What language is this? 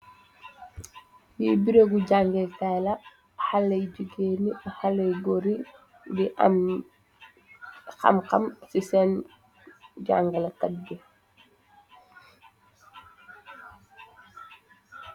Wolof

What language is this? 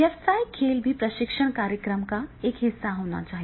Hindi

